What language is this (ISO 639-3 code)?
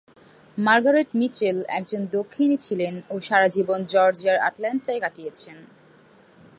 ben